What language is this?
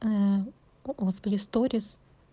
Russian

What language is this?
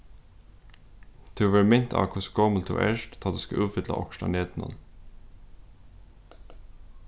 Faroese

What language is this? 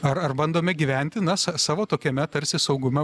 Lithuanian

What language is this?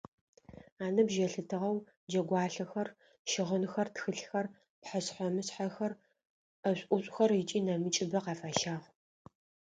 Adyghe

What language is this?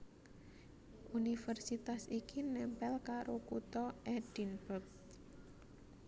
Javanese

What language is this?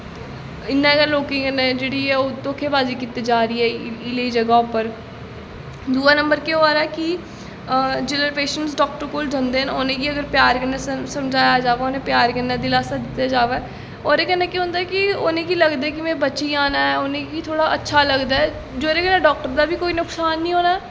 Dogri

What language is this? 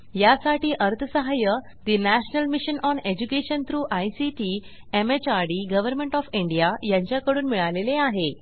Marathi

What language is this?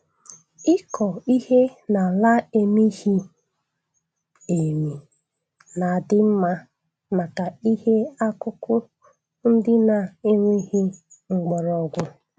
Igbo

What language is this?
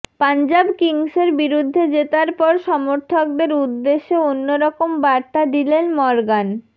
Bangla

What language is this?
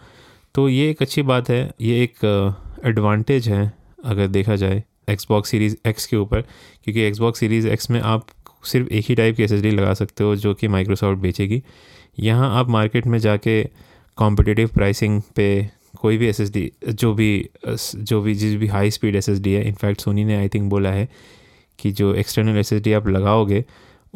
Hindi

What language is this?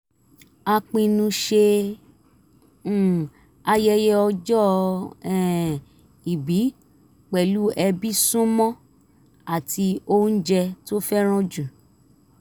Yoruba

